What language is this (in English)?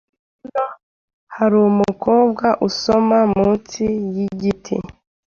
Kinyarwanda